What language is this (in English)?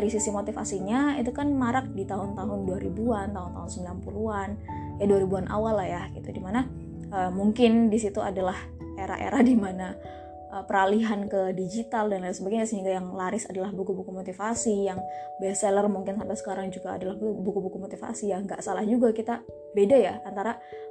Indonesian